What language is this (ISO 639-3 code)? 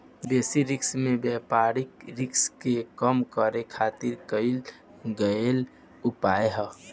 bho